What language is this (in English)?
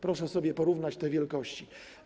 Polish